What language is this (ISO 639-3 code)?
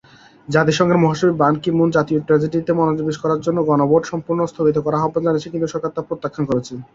ben